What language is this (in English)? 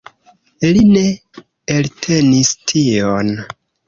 Esperanto